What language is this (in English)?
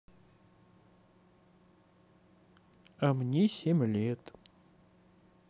Russian